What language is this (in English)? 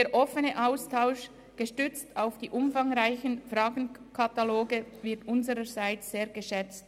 Swiss German